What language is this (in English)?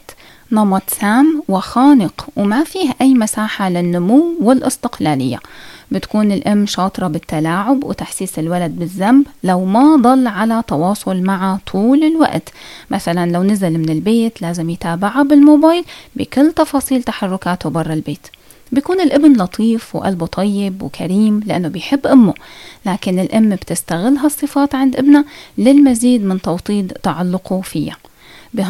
Arabic